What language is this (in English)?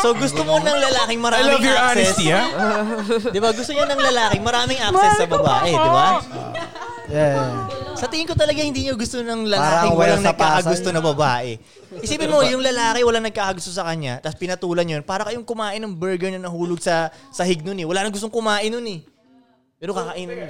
Filipino